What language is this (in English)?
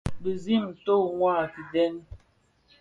Bafia